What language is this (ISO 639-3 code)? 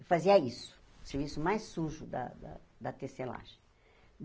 por